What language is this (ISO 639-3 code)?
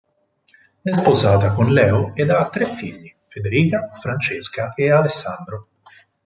ita